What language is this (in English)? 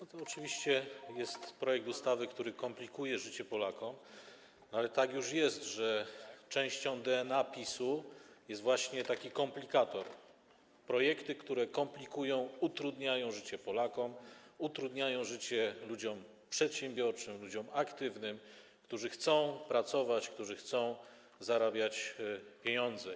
Polish